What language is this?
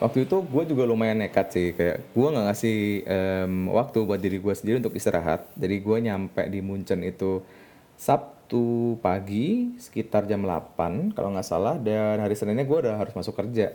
Indonesian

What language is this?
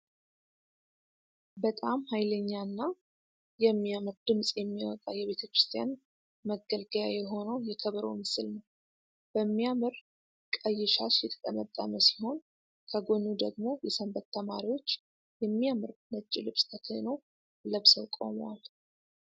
Amharic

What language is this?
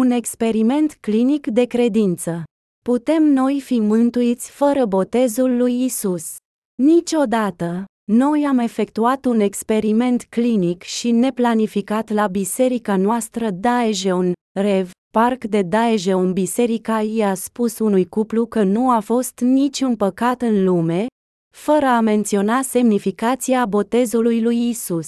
Romanian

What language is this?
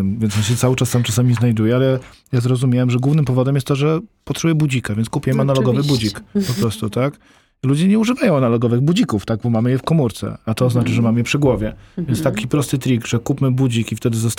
Polish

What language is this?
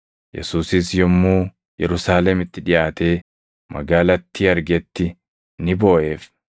Oromo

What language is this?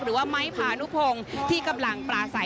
Thai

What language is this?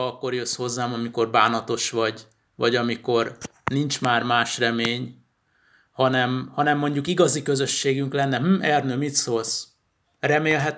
Hungarian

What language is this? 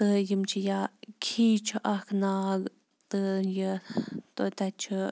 Kashmiri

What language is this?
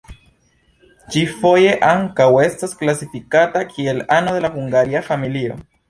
Esperanto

